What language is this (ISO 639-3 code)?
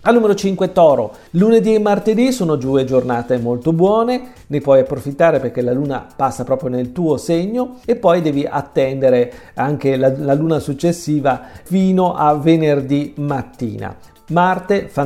ita